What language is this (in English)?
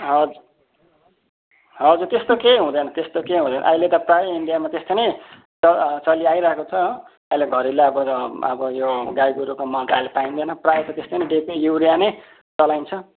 Nepali